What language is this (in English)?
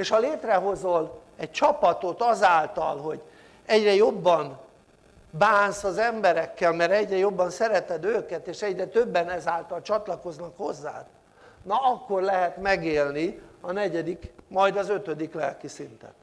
Hungarian